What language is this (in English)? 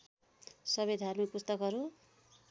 Nepali